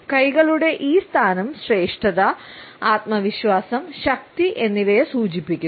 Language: Malayalam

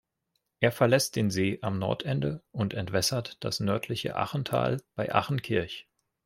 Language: German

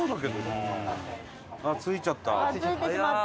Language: Japanese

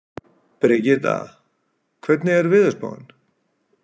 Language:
Icelandic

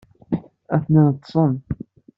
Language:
Kabyle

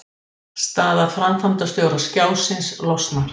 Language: Icelandic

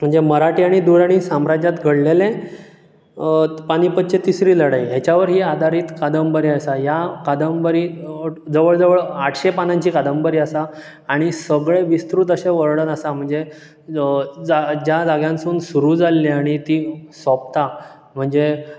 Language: Konkani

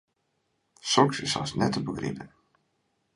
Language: Western Frisian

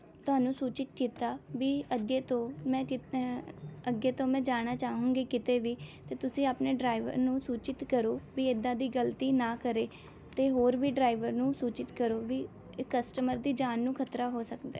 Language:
Punjabi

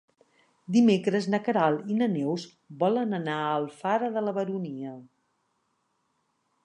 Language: Catalan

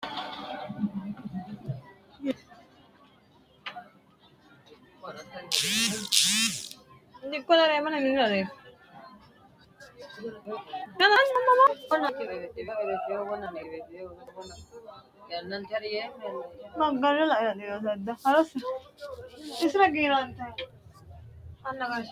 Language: Sidamo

